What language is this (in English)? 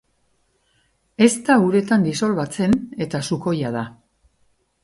Basque